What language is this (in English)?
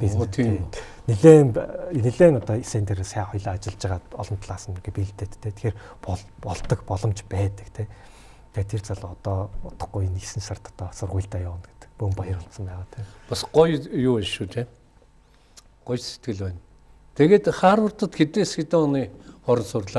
Korean